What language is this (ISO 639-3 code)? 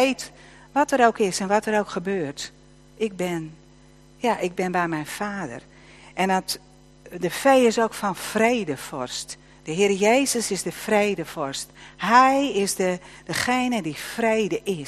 nld